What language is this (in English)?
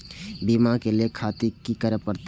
Maithili